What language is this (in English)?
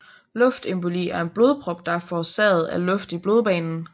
Danish